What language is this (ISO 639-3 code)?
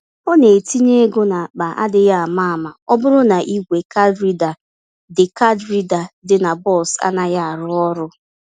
ibo